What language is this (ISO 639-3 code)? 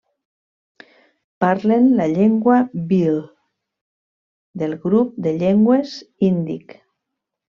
cat